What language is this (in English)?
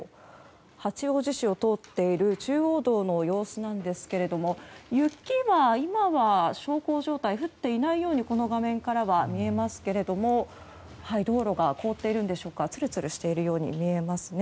Japanese